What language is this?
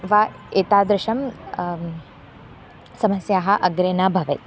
Sanskrit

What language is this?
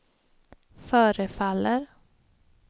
Swedish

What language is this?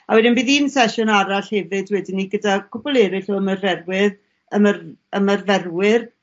Welsh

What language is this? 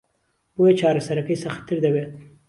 Central Kurdish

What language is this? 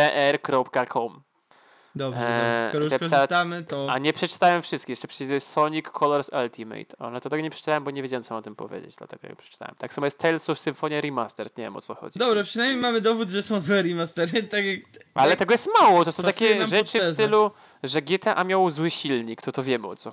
Polish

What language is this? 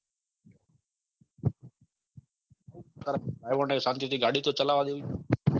Gujarati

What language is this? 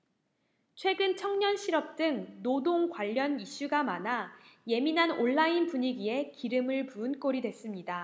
Korean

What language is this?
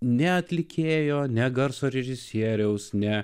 Lithuanian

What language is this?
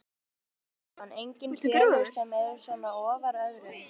Icelandic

